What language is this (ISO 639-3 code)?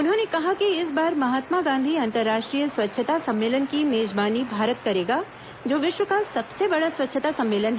hin